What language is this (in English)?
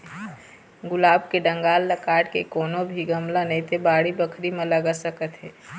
Chhattisgarhi